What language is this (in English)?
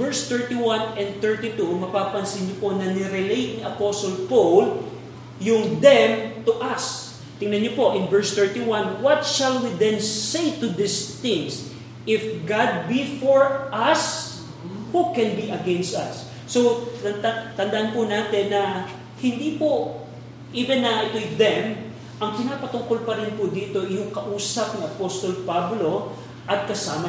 Filipino